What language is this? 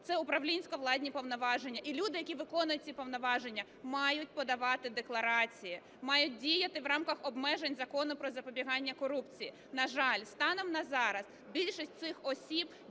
Ukrainian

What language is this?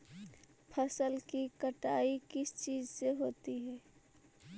Magahi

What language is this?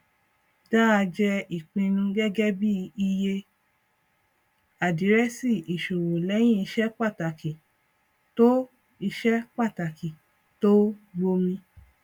Yoruba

